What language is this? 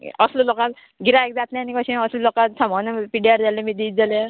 Konkani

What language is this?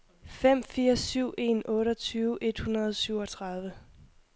Danish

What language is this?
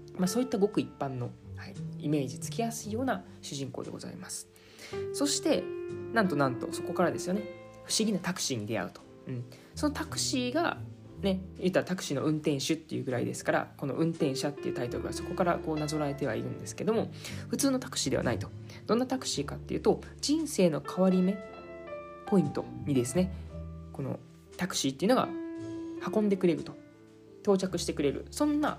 Japanese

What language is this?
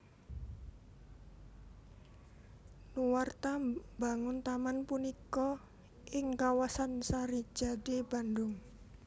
Javanese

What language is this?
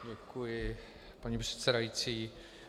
Czech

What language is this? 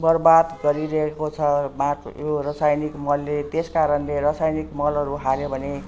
Nepali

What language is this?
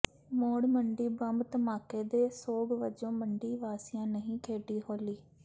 Punjabi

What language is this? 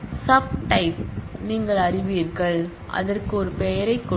Tamil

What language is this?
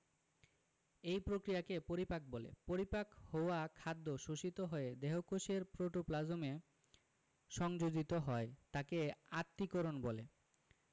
Bangla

